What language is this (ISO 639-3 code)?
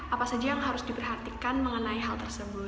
ind